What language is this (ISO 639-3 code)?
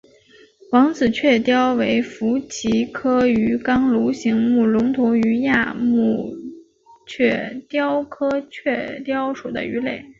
zho